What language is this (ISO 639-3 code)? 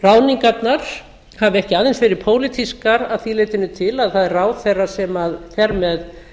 isl